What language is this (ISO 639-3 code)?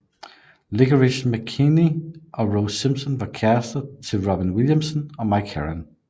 dan